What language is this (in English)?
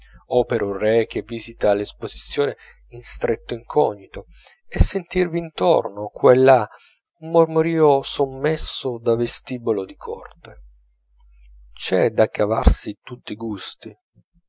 Italian